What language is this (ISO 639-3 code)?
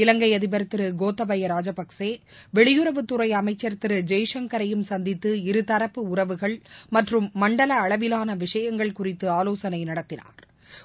tam